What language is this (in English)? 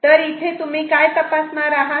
Marathi